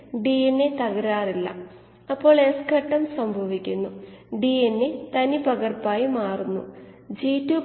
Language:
Malayalam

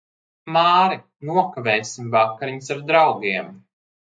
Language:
Latvian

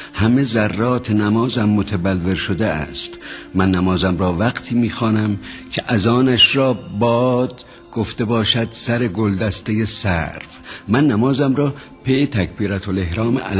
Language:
Persian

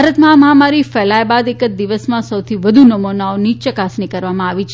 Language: Gujarati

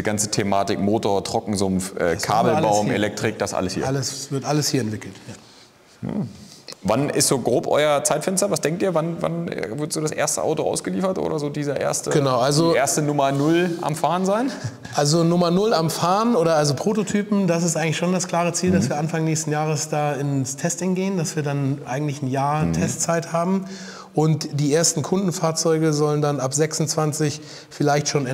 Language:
German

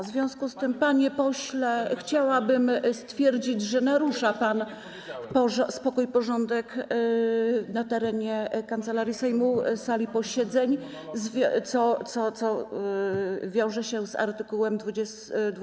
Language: Polish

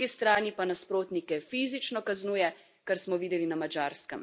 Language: Slovenian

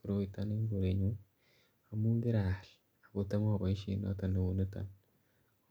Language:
Kalenjin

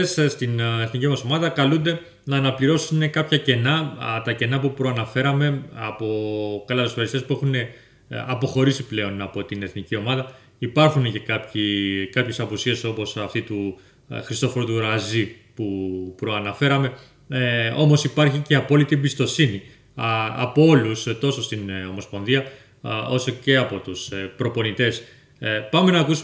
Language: Greek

